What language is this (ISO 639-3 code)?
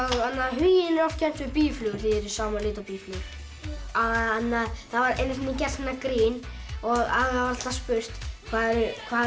isl